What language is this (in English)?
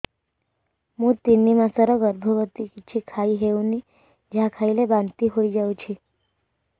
Odia